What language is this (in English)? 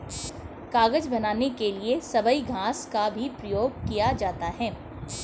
Hindi